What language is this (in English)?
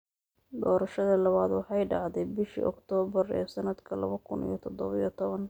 Somali